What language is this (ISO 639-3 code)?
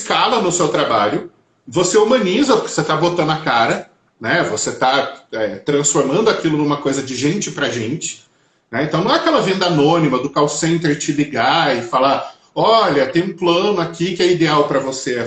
por